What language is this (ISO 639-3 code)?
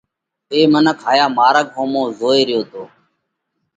kvx